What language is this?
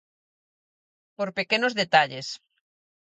Galician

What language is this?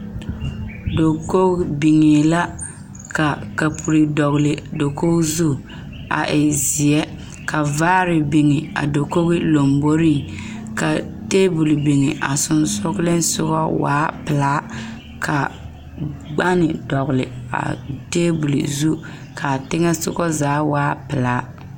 Southern Dagaare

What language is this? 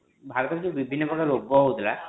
Odia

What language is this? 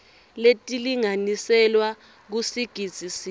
Swati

